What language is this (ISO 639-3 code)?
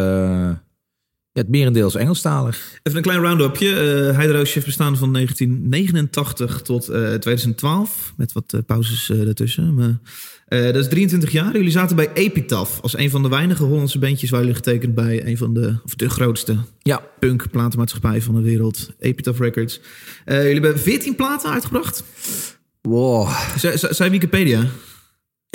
nld